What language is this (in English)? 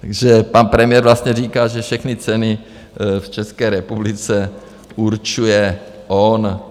Czech